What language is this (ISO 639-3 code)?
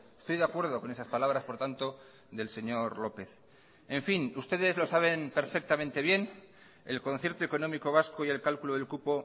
spa